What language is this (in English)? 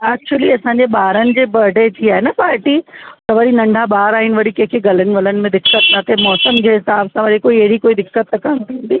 Sindhi